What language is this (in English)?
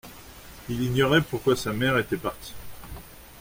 French